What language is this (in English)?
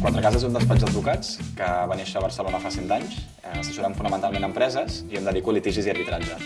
Catalan